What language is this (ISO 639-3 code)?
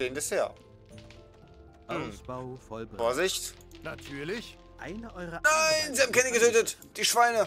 deu